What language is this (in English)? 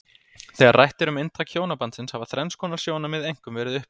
Icelandic